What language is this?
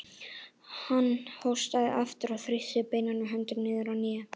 Icelandic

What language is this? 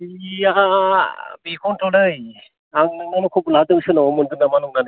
Bodo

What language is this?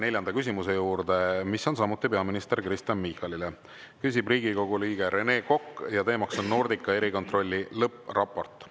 Estonian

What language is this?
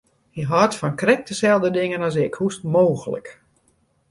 Western Frisian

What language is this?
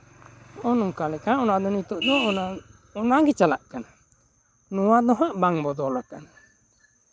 Santali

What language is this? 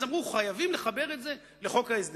Hebrew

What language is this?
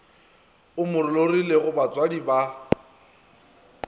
Northern Sotho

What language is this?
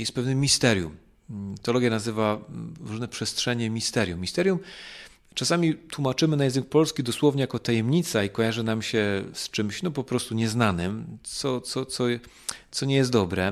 Polish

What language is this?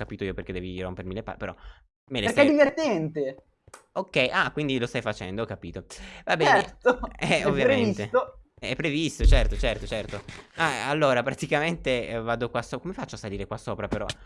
Italian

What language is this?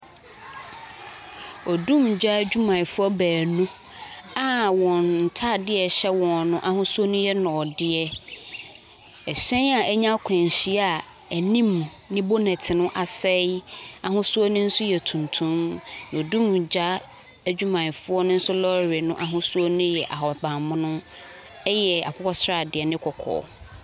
Akan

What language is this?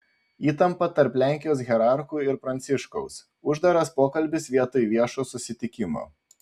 Lithuanian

